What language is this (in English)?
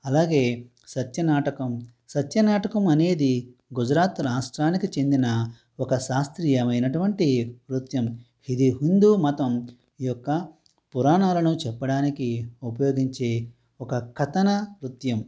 Telugu